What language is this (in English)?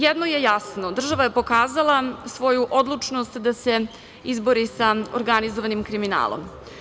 Serbian